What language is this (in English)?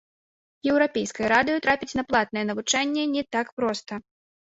Belarusian